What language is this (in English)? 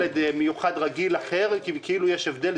Hebrew